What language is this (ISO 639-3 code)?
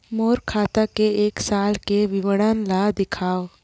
hne